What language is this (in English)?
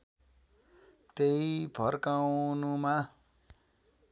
Nepali